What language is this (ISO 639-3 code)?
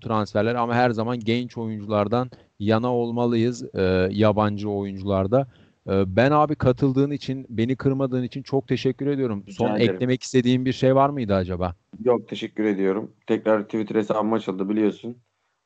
tur